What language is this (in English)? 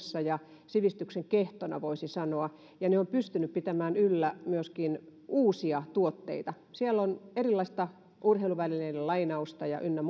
Finnish